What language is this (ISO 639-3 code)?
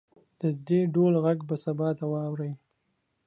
pus